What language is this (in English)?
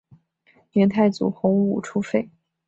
Chinese